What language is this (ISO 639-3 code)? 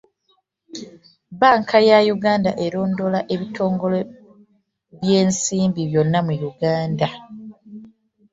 lug